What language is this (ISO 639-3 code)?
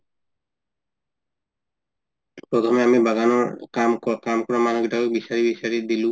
asm